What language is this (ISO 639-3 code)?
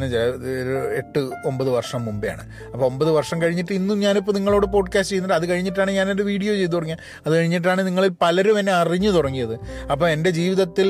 mal